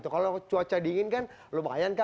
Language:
Indonesian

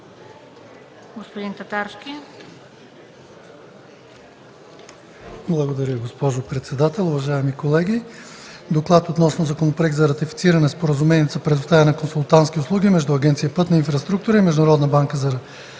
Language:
Bulgarian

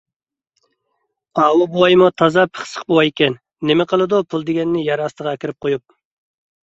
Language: Uyghur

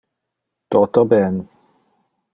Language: Interlingua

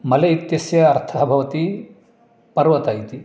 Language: Sanskrit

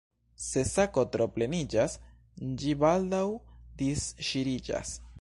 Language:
Esperanto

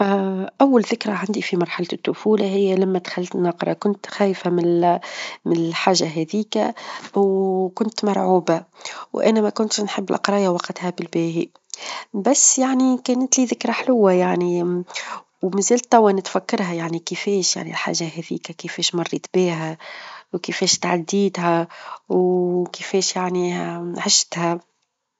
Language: Tunisian Arabic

